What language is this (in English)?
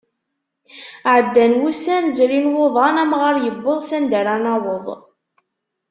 Kabyle